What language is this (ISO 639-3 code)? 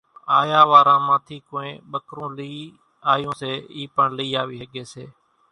gjk